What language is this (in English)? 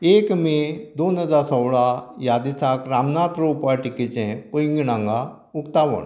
Konkani